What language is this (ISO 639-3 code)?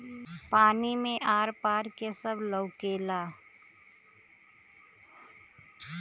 bho